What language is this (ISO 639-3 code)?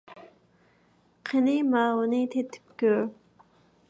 uig